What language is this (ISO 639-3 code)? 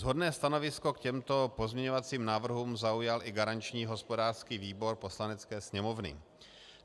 ces